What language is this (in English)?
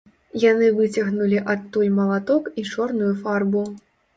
Belarusian